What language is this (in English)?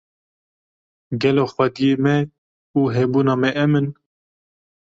Kurdish